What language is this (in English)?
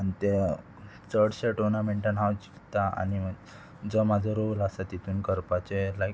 Konkani